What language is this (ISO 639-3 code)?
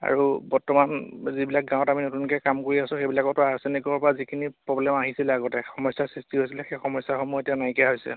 asm